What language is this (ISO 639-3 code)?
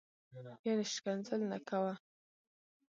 pus